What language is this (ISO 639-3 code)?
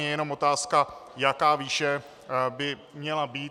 ces